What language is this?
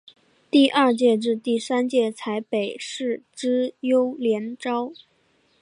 Chinese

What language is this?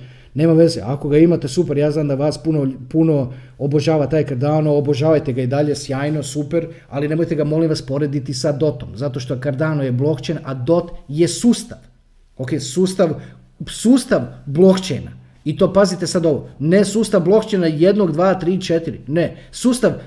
Croatian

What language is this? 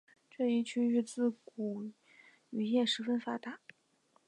Chinese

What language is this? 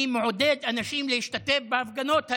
Hebrew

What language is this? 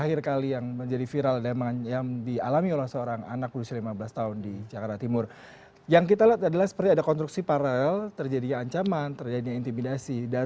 Indonesian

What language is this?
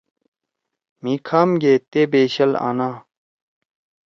Torwali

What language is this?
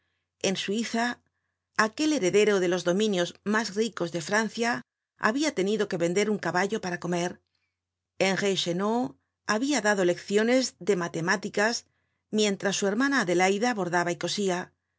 Spanish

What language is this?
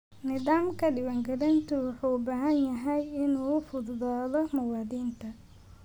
Somali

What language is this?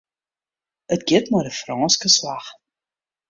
Western Frisian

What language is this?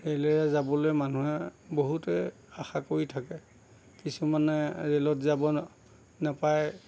Assamese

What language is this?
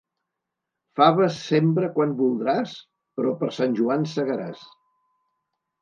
Catalan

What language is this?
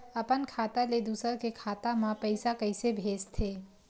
Chhattisgarhi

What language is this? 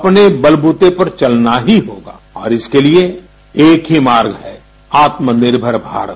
Hindi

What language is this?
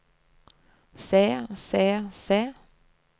Norwegian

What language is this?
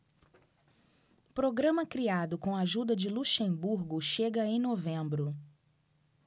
Portuguese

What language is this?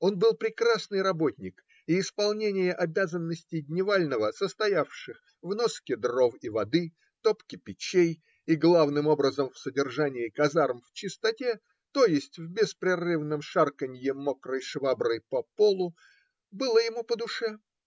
Russian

